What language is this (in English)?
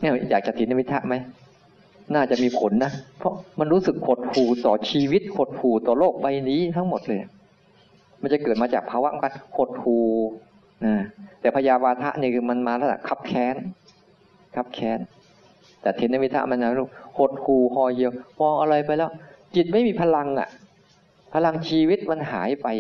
Thai